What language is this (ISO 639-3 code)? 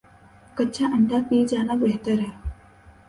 urd